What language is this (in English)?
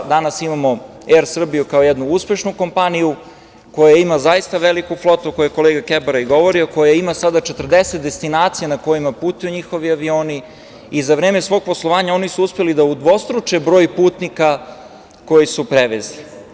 Serbian